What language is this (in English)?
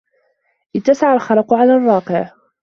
Arabic